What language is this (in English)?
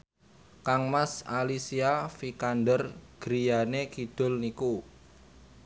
Javanese